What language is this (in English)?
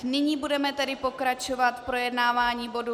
Czech